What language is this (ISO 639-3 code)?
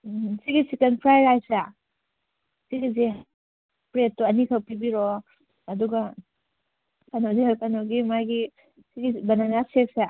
mni